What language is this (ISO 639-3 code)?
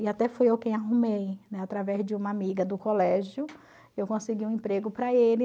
por